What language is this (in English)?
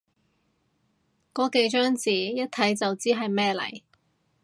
Cantonese